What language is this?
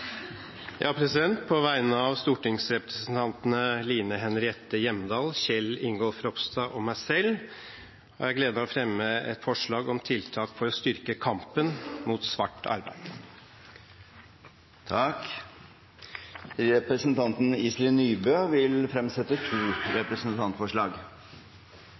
Norwegian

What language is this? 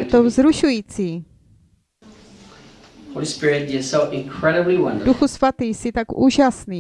Czech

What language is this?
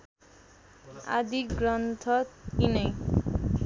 Nepali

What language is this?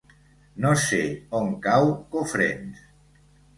Catalan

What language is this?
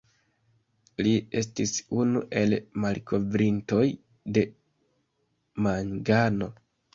Esperanto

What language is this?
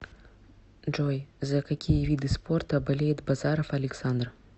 Russian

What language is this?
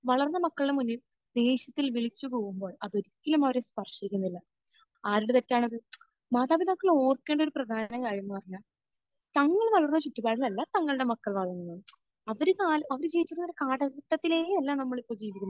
Malayalam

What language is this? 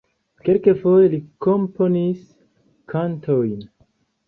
Esperanto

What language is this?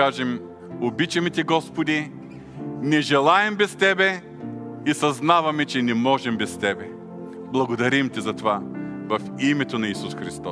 Bulgarian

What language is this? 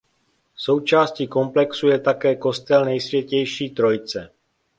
Czech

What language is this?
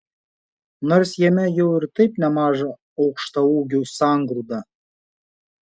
Lithuanian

